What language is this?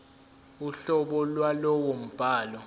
Zulu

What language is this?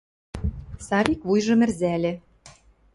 Western Mari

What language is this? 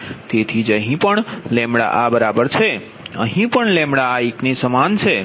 Gujarati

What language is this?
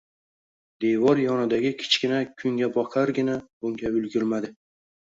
Uzbek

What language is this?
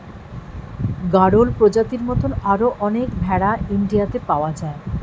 Bangla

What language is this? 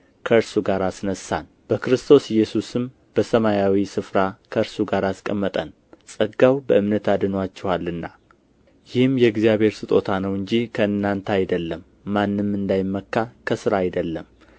Amharic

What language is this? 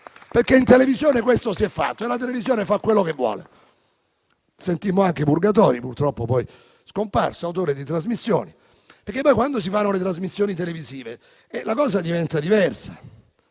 Italian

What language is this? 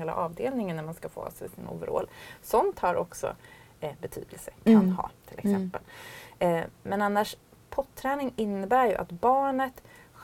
Swedish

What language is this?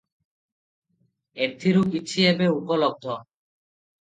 Odia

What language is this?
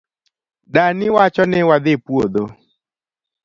Luo (Kenya and Tanzania)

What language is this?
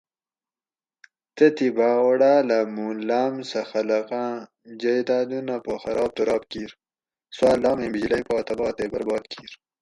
Gawri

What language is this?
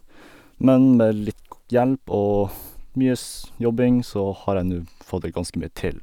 Norwegian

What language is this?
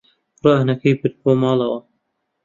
Central Kurdish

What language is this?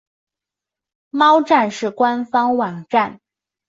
Chinese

